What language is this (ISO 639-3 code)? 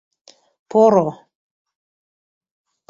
chm